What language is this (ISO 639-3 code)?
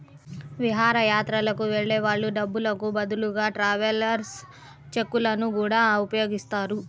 tel